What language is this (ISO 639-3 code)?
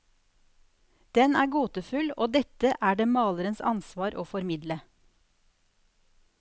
nor